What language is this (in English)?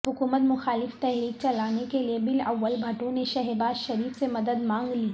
Urdu